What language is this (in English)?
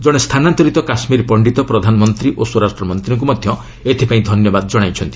Odia